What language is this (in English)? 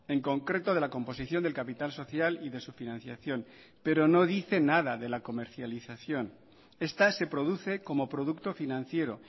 Spanish